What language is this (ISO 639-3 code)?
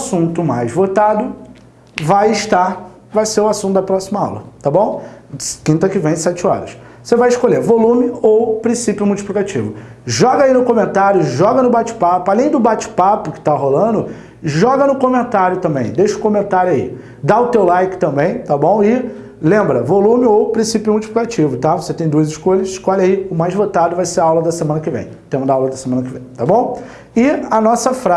por